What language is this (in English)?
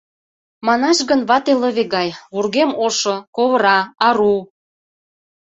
Mari